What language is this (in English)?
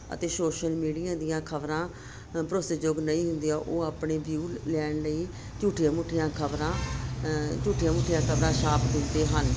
Punjabi